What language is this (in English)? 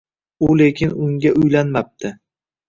Uzbek